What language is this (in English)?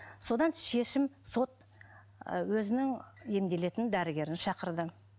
Kazakh